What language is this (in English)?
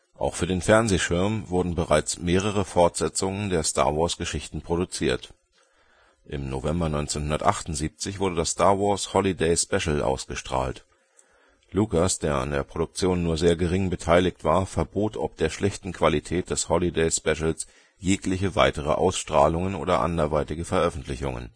German